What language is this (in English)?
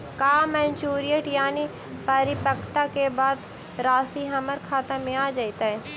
Magahi